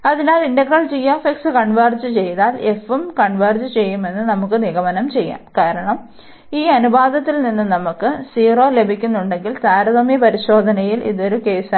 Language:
Malayalam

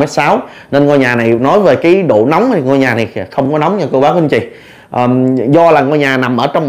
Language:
Vietnamese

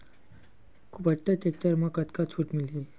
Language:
Chhattisgarhi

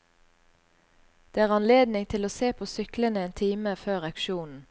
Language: Norwegian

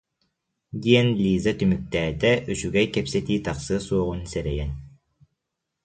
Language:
Yakut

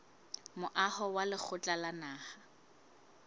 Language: Southern Sotho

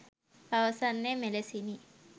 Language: Sinhala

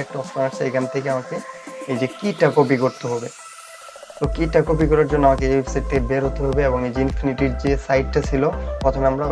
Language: Bangla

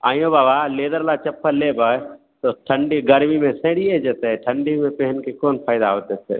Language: Maithili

